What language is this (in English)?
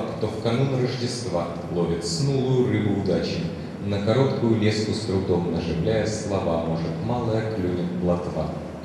Russian